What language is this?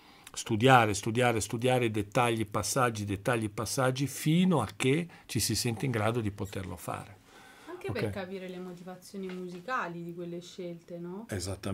Italian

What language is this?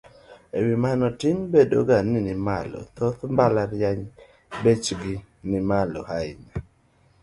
Luo (Kenya and Tanzania)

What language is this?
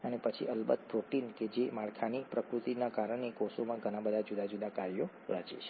Gujarati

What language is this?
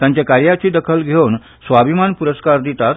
Konkani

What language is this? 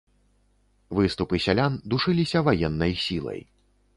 Belarusian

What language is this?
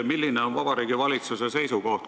Estonian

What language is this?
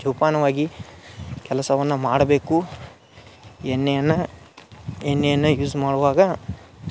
Kannada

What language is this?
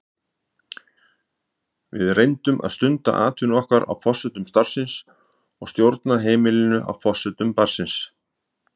Icelandic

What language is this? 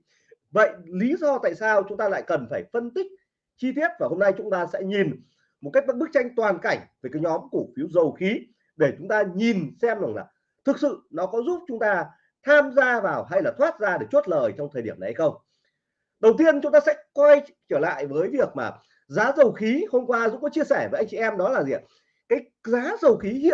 Vietnamese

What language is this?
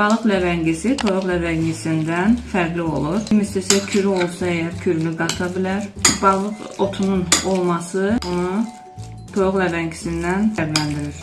Turkish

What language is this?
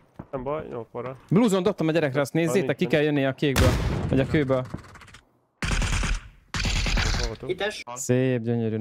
Hungarian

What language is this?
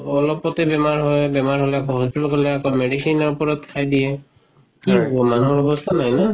Assamese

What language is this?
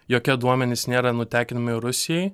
Lithuanian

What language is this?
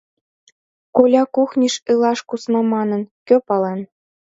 Mari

